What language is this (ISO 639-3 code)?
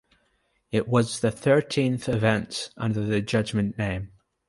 eng